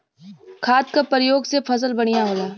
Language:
Bhojpuri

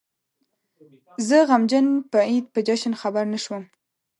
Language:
Pashto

